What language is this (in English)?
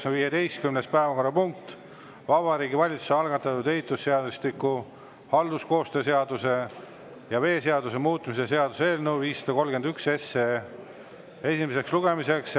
Estonian